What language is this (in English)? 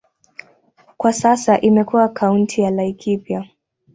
Swahili